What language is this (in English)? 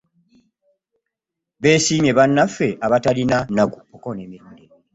Ganda